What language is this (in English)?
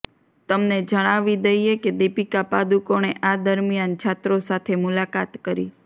Gujarati